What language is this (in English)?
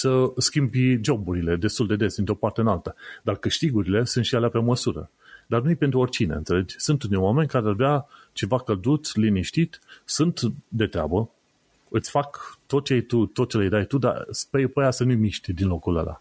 Romanian